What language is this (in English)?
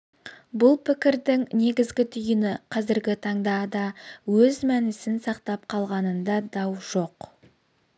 Kazakh